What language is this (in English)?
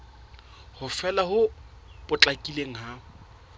Southern Sotho